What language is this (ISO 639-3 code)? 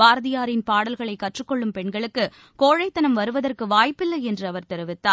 tam